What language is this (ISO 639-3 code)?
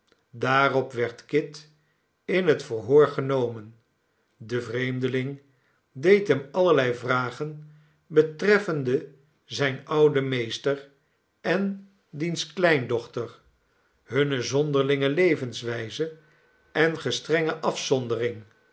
nld